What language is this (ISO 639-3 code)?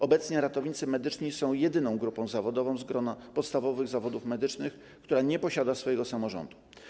pol